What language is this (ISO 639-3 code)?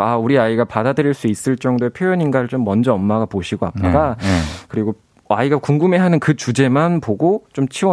kor